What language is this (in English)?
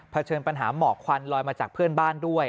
Thai